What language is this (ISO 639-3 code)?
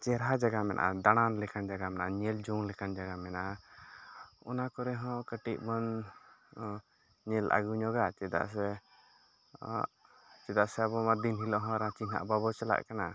sat